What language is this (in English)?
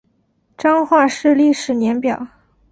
Chinese